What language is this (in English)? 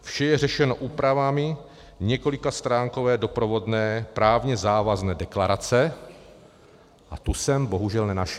Czech